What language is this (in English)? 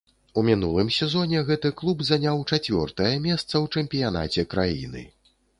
Belarusian